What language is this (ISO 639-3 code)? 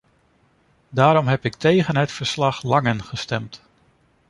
nld